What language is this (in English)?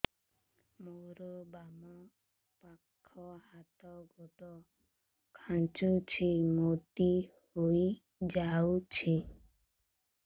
Odia